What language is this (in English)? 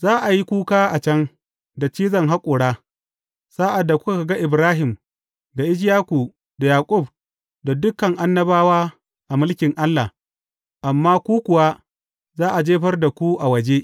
Hausa